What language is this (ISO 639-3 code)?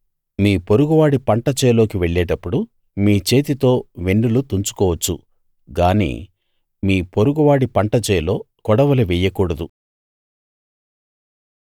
tel